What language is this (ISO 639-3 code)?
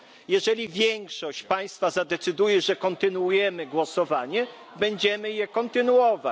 pol